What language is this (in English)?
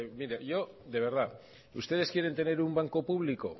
Spanish